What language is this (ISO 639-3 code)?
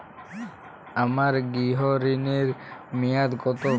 ben